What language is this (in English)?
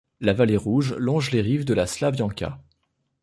French